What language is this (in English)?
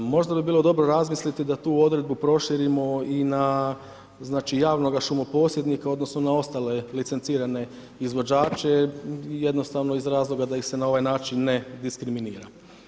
Croatian